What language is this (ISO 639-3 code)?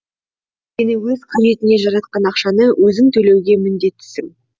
kaz